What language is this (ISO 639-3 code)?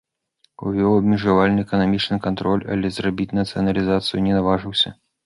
bel